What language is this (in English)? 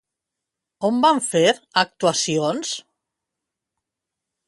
Catalan